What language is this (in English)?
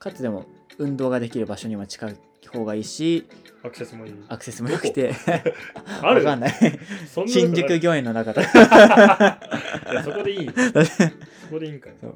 Japanese